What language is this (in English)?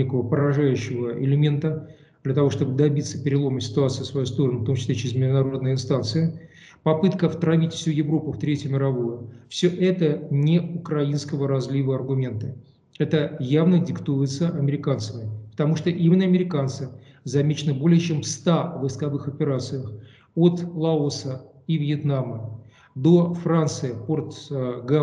Russian